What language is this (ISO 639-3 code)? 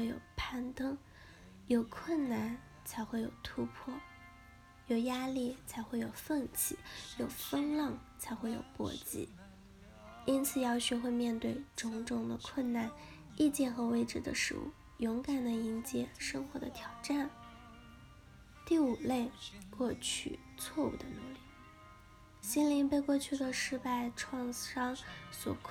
zho